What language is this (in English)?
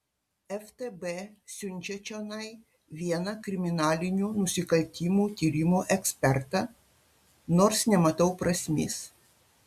Lithuanian